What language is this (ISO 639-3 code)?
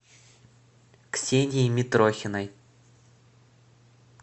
rus